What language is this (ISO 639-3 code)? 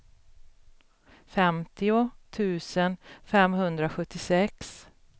swe